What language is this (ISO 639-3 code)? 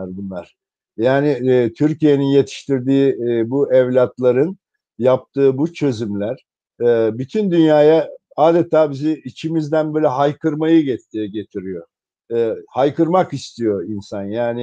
tur